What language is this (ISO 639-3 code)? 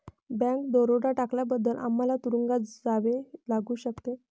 mar